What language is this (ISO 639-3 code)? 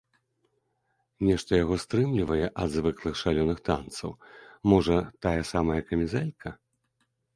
bel